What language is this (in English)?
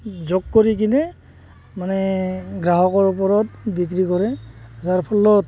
Assamese